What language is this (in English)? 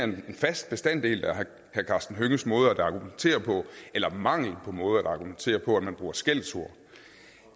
Danish